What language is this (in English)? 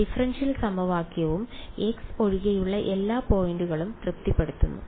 Malayalam